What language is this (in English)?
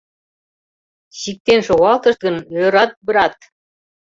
Mari